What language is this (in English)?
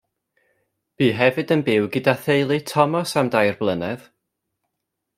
Welsh